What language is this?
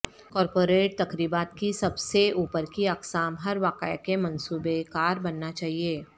Urdu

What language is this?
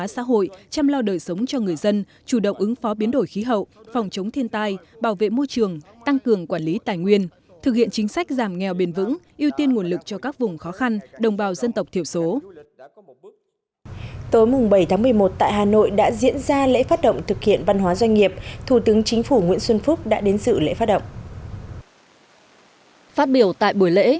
Vietnamese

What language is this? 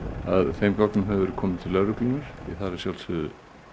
Icelandic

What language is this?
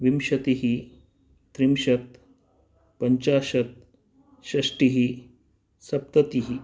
Sanskrit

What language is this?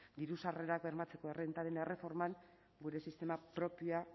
Basque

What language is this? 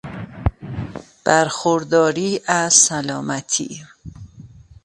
Persian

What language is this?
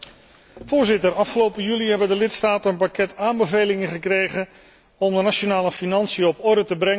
Dutch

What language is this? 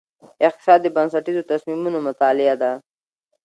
Pashto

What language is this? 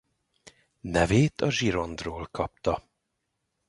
Hungarian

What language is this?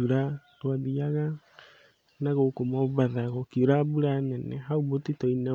Kikuyu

